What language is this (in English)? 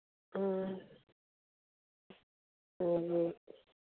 Manipuri